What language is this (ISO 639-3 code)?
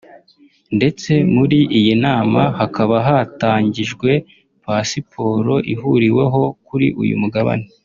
kin